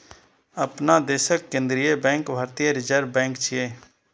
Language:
Maithili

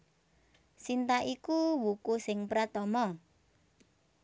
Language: Javanese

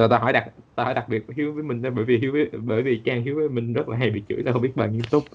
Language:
Vietnamese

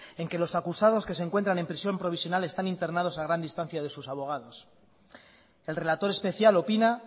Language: Spanish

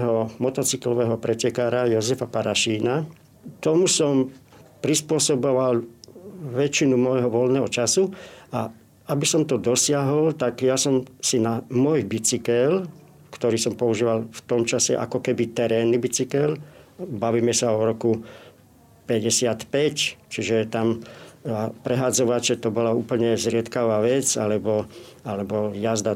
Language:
Slovak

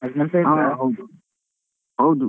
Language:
Kannada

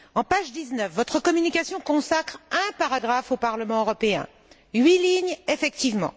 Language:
French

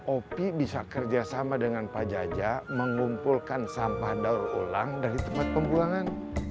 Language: Indonesian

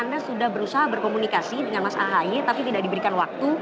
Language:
Indonesian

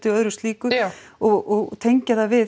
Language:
Icelandic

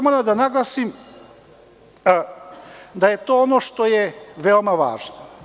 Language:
Serbian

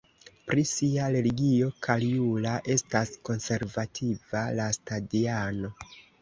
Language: Esperanto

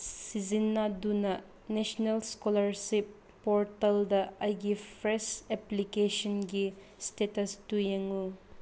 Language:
Manipuri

